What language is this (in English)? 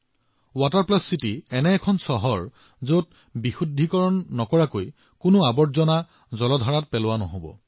Assamese